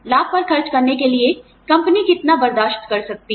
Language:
Hindi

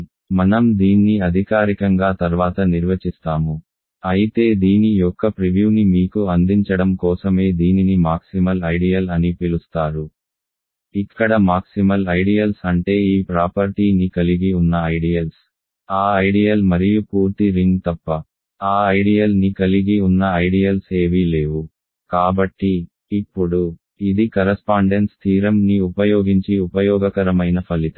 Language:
Telugu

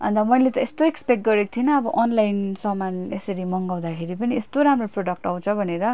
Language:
Nepali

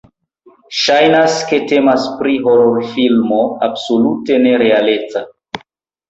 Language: Esperanto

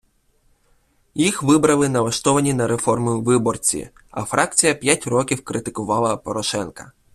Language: Ukrainian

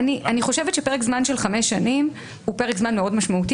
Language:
Hebrew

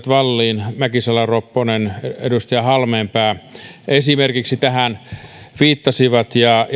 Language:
Finnish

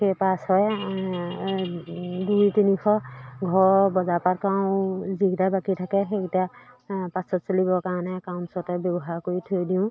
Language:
Assamese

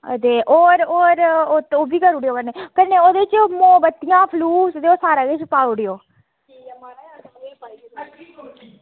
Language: Dogri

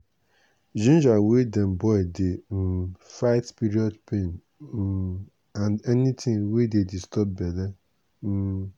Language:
Nigerian Pidgin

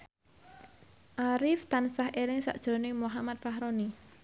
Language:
Javanese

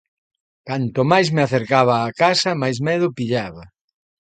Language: Galician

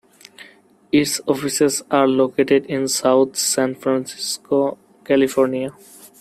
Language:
English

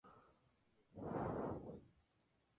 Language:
Spanish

